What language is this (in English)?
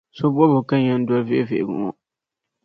Dagbani